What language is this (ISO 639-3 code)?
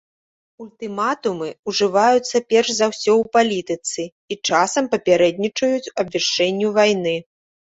bel